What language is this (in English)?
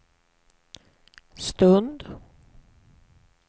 Swedish